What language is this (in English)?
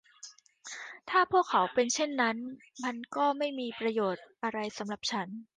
Thai